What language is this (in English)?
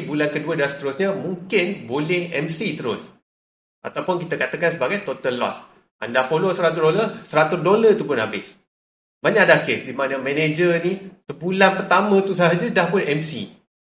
Malay